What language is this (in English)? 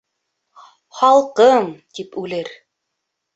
Bashkir